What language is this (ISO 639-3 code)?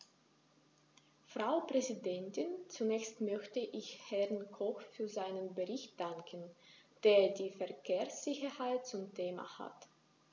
deu